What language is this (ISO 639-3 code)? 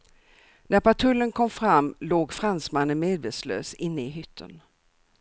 swe